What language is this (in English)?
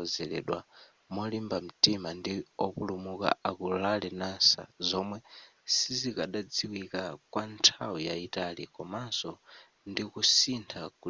Nyanja